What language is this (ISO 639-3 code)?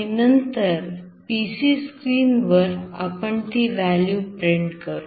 mar